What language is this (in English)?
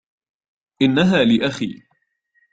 Arabic